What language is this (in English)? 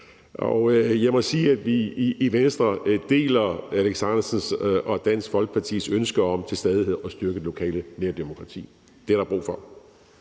Danish